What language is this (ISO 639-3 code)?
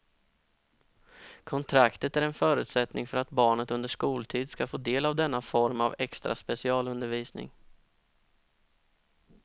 swe